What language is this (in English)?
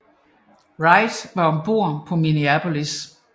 Danish